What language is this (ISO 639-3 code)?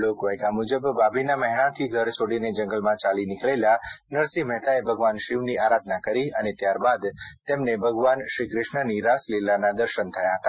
guj